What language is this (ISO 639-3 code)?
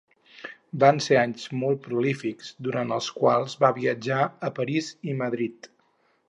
cat